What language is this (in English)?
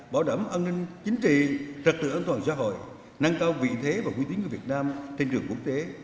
Vietnamese